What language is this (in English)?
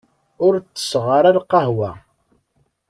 Kabyle